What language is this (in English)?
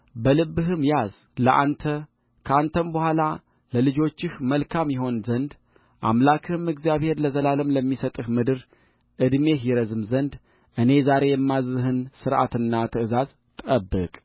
Amharic